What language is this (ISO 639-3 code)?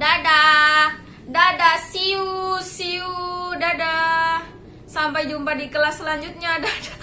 ind